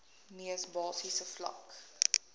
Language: Afrikaans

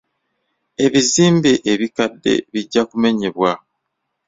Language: Ganda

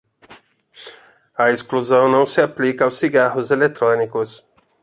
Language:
Portuguese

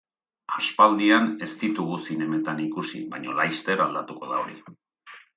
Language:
Basque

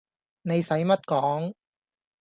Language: Cantonese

